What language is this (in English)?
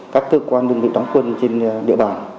Vietnamese